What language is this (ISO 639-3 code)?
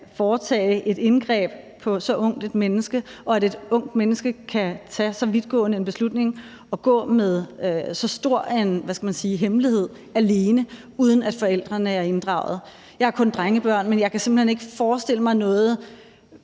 dan